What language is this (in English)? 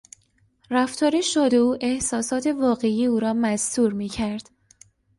Persian